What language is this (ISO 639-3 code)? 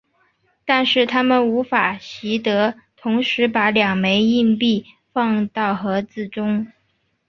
zho